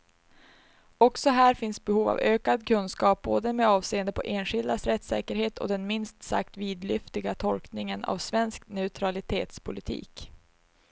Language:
Swedish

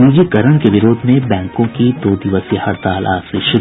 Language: Hindi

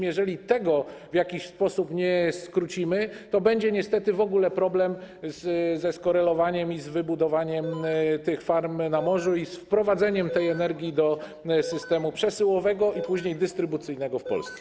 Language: Polish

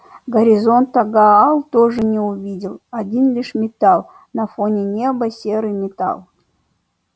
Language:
Russian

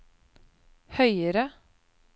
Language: Norwegian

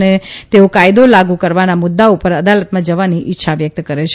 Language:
Gujarati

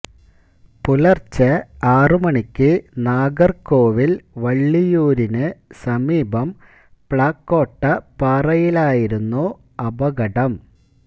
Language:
Malayalam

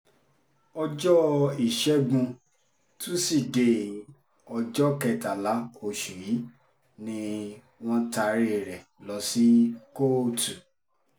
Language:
Yoruba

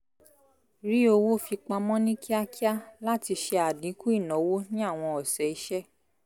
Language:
Yoruba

